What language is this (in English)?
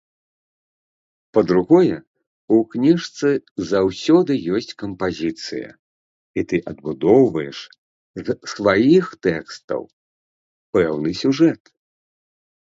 Belarusian